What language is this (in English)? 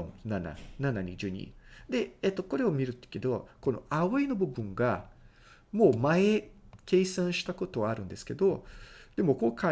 Japanese